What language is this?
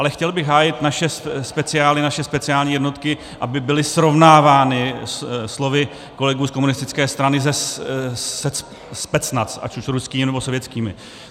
Czech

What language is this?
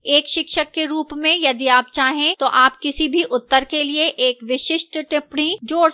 Hindi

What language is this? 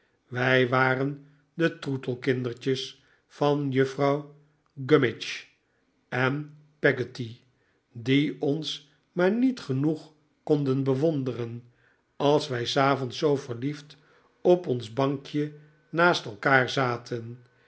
Dutch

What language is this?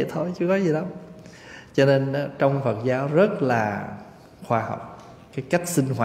Vietnamese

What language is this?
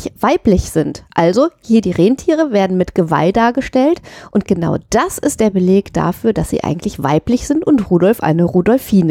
German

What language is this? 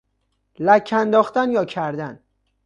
Persian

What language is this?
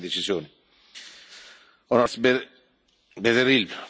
Italian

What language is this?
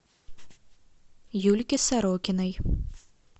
Russian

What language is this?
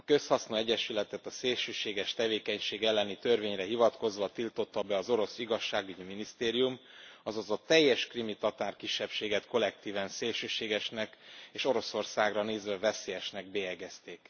Hungarian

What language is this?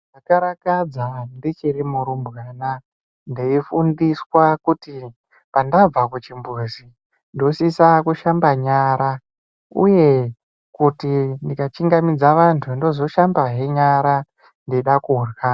Ndau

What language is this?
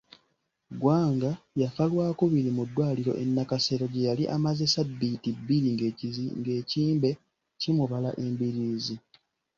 Ganda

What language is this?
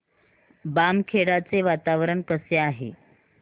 Marathi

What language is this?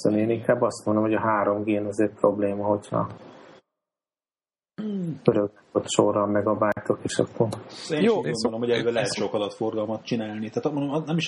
Hungarian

